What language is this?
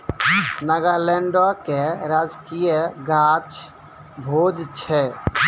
Maithili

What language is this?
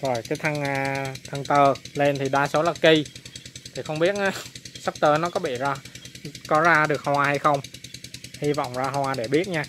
Vietnamese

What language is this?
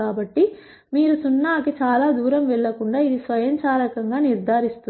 Telugu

